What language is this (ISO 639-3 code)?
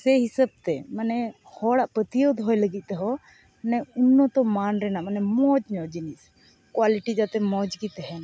sat